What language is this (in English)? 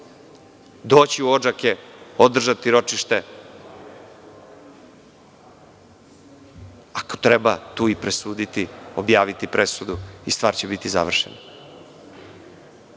Serbian